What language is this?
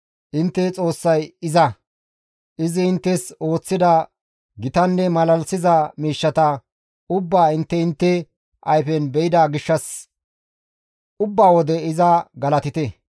Gamo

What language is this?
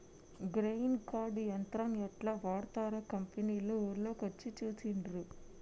Telugu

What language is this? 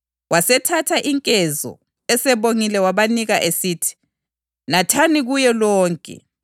North Ndebele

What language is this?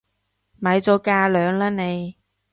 Cantonese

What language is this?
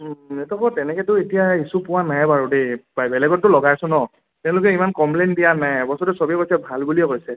Assamese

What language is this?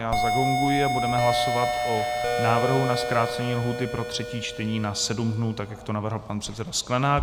Czech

